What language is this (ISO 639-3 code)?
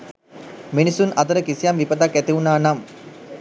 sin